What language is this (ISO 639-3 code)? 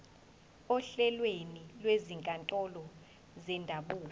zul